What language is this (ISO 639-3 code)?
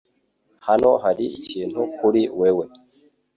kin